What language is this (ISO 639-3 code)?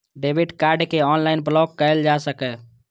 mai